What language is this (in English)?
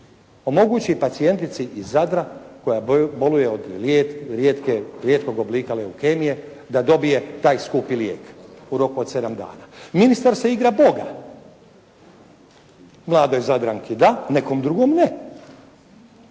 Croatian